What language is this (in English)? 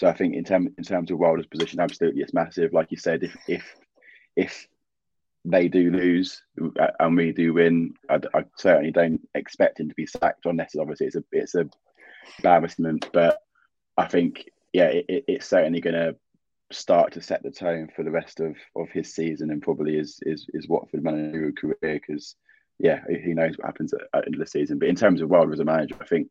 English